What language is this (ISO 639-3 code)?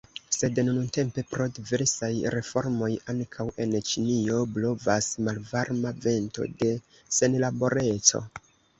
epo